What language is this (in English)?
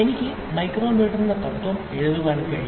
Malayalam